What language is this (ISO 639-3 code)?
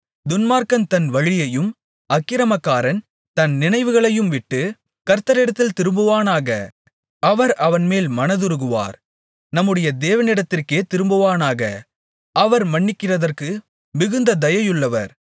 tam